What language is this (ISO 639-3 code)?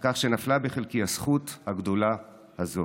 heb